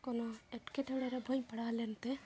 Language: Santali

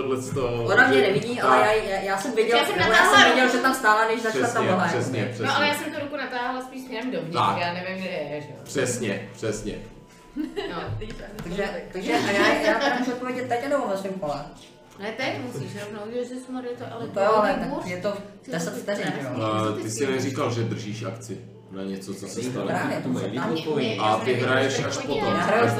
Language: Czech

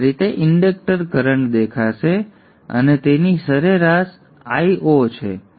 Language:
Gujarati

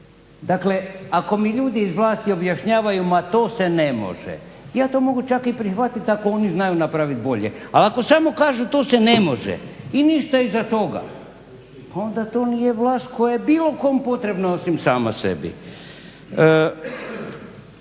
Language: Croatian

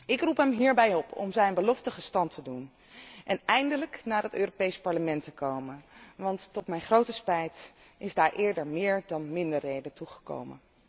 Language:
Dutch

